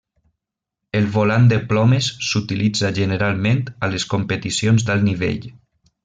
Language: Catalan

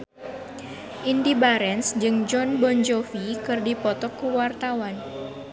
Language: Sundanese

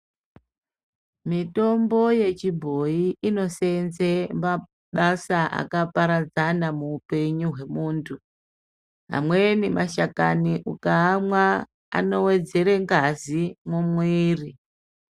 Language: Ndau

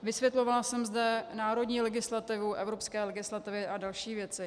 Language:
Czech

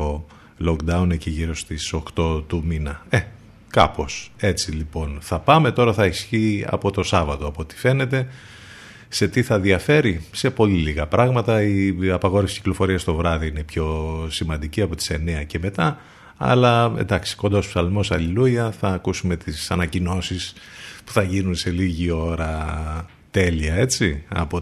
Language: Greek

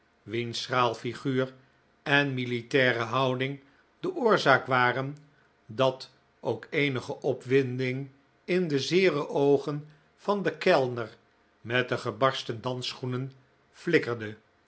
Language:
Dutch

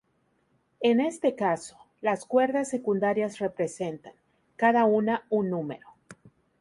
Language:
Spanish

